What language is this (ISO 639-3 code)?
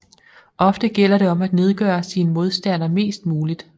dan